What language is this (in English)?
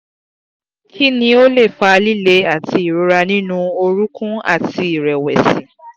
Yoruba